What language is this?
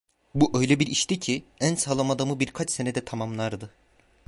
Turkish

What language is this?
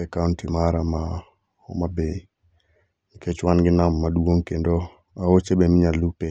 Luo (Kenya and Tanzania)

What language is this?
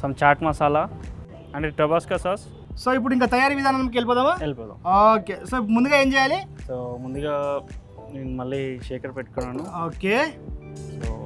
Telugu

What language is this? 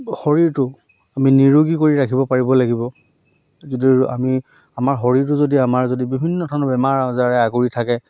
Assamese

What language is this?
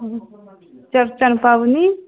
Maithili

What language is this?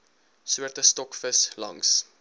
Afrikaans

